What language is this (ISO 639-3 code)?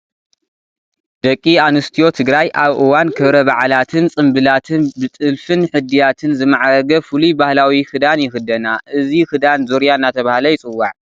tir